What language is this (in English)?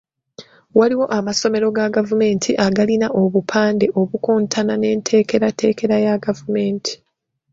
Ganda